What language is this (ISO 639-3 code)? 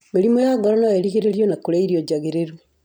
kik